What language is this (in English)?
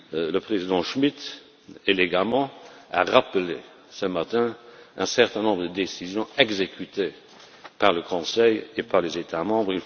French